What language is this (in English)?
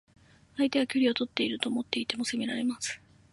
Japanese